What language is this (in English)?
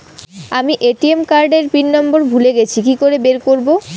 Bangla